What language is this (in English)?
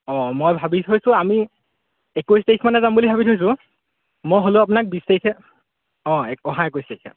Assamese